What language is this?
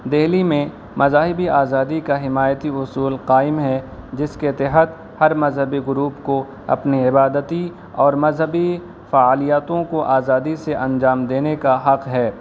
Urdu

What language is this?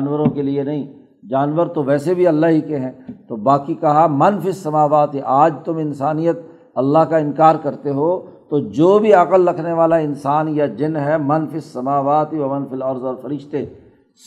Urdu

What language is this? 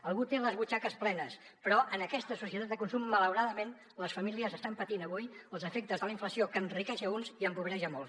Catalan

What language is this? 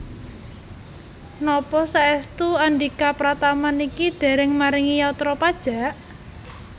Javanese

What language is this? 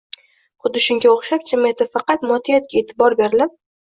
Uzbek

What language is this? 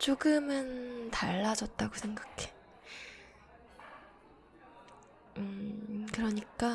Korean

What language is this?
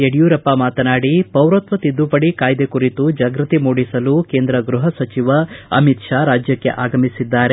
Kannada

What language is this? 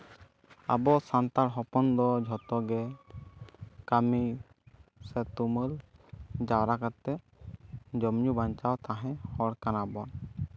Santali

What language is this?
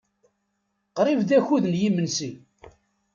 Kabyle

